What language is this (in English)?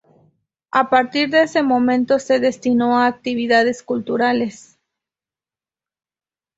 Spanish